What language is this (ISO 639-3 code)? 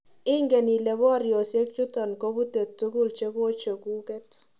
kln